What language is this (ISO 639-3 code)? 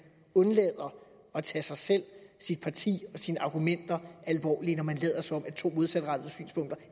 dan